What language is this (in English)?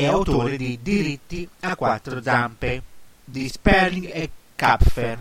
Italian